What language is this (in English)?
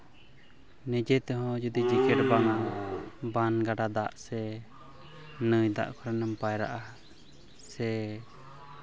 Santali